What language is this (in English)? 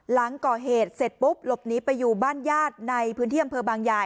Thai